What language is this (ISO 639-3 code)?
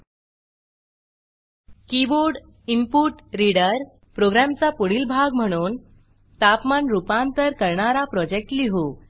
mar